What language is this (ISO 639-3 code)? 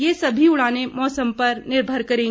hin